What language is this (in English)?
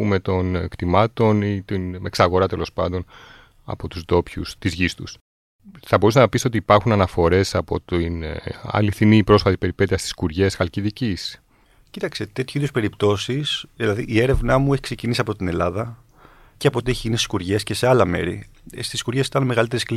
Greek